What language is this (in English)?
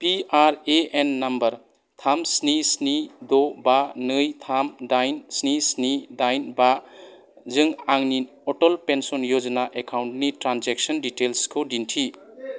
Bodo